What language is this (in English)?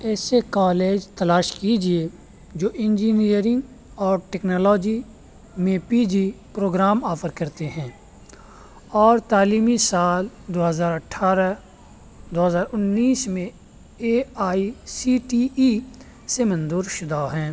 Urdu